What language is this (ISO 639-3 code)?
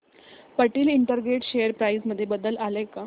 mar